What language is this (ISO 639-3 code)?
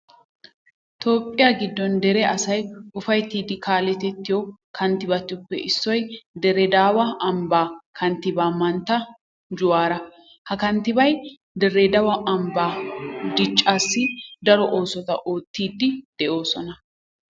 wal